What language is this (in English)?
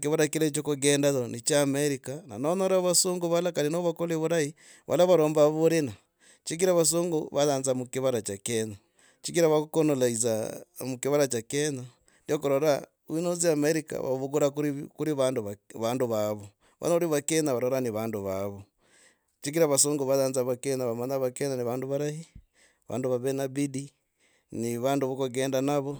Logooli